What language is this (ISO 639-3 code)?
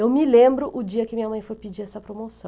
por